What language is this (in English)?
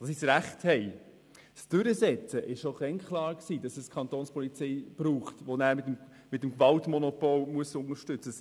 Swiss German